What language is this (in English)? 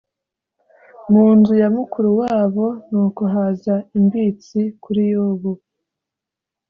Kinyarwanda